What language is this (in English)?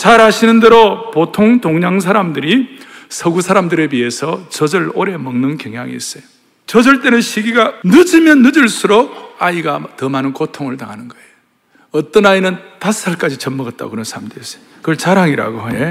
Korean